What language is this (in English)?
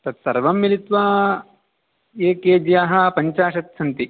Sanskrit